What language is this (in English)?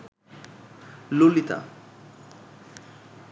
Bangla